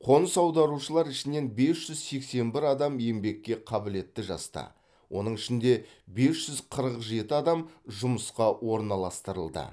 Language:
Kazakh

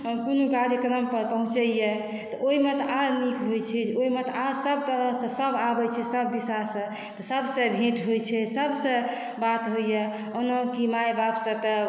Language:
Maithili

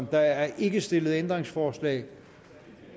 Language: Danish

